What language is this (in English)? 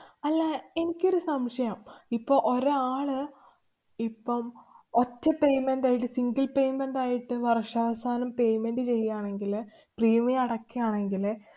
Malayalam